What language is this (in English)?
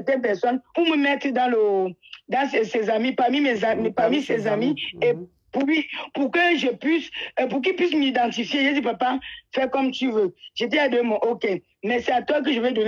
French